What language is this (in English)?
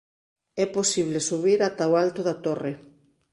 Galician